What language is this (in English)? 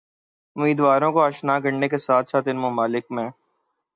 Urdu